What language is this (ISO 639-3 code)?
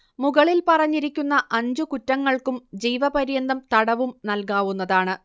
mal